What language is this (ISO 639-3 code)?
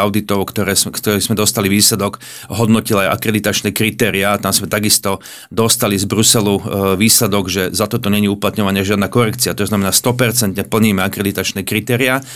slk